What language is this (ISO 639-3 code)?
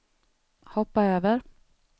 swe